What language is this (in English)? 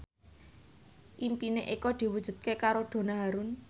Javanese